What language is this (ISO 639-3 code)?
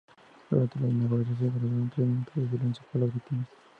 spa